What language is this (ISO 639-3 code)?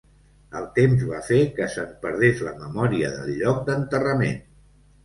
cat